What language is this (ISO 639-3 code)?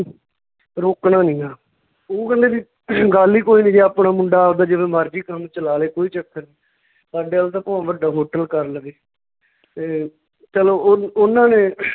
pan